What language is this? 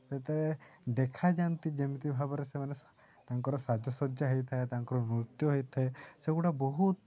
Odia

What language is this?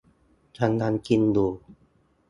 Thai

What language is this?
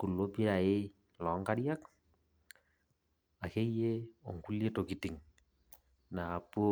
Masai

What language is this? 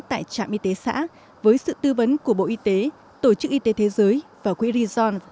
Vietnamese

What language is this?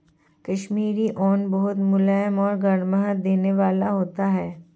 Hindi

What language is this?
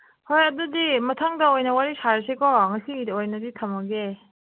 Manipuri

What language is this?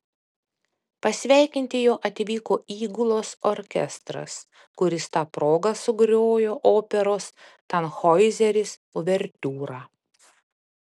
Lithuanian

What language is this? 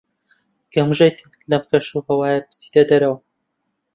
Central Kurdish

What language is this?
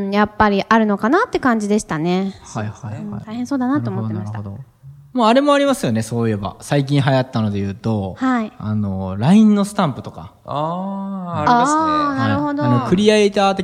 Japanese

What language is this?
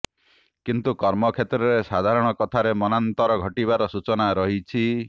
Odia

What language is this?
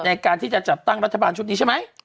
Thai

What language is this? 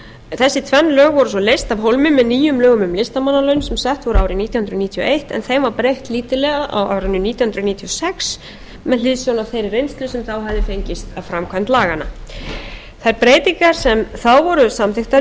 Icelandic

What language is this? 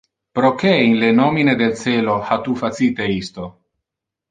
Interlingua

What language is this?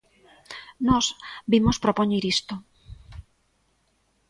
Galician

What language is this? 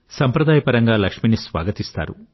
Telugu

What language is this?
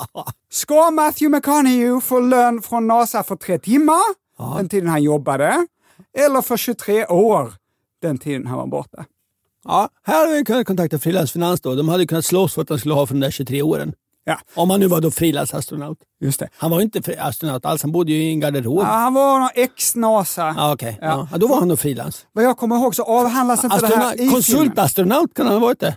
Swedish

